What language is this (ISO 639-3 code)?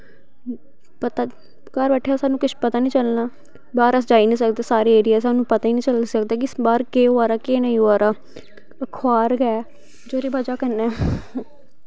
doi